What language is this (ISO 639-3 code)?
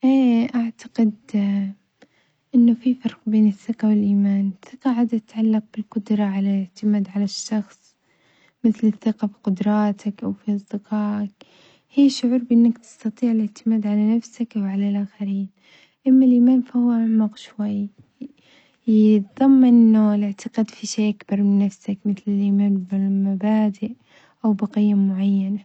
acx